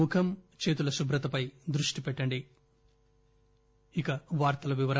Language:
Telugu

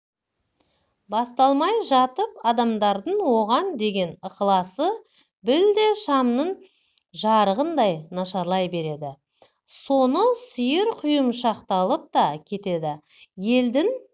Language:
Kazakh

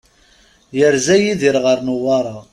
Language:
Kabyle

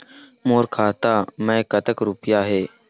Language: Chhattisgarhi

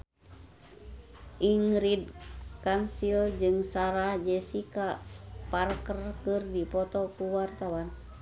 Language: Sundanese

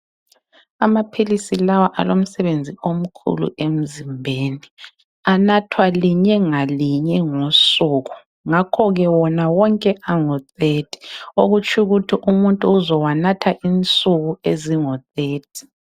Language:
North Ndebele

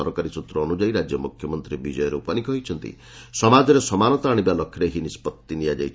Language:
Odia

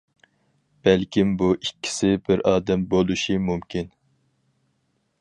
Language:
Uyghur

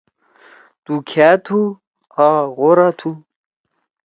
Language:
Torwali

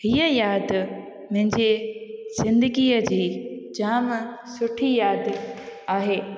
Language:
Sindhi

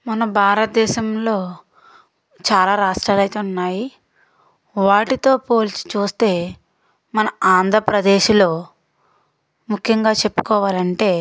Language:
Telugu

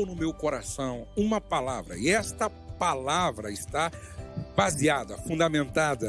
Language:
Portuguese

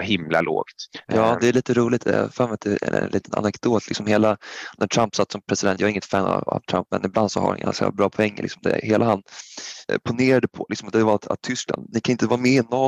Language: Swedish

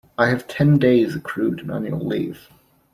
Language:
English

